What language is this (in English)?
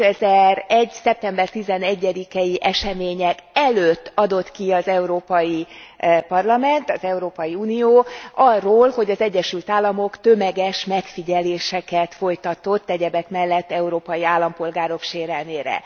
Hungarian